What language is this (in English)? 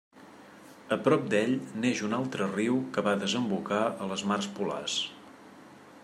Catalan